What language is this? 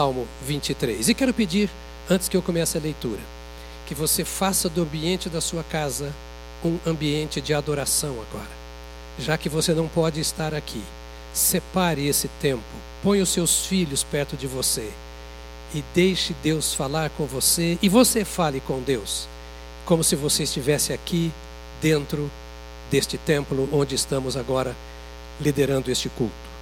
Portuguese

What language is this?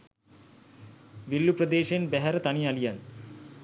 Sinhala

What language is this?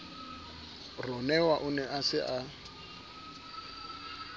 Southern Sotho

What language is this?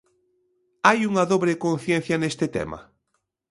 Galician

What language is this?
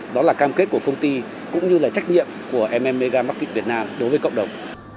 Vietnamese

